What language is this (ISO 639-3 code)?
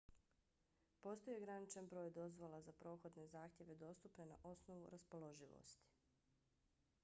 bos